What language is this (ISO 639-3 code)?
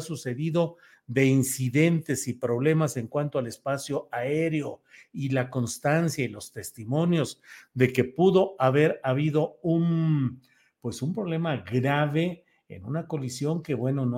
spa